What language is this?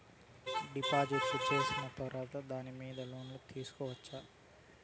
Telugu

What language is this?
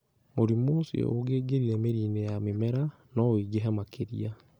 Kikuyu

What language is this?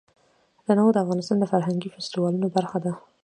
Pashto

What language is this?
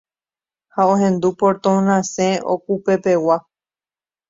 Guarani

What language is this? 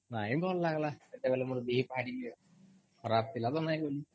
Odia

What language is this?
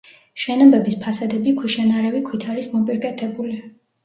Georgian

